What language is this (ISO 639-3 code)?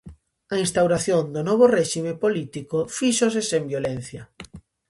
glg